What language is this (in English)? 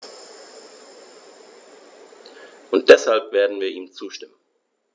German